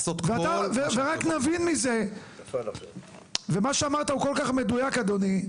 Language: Hebrew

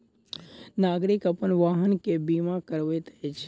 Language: Maithili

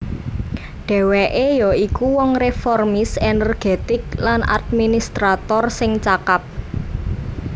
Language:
Javanese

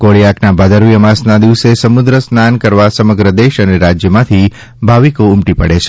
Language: Gujarati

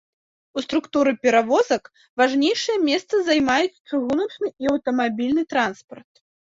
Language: Belarusian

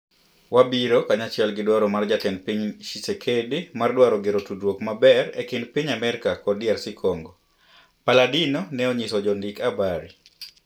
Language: Luo (Kenya and Tanzania)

